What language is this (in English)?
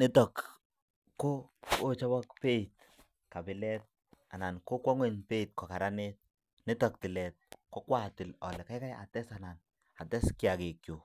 Kalenjin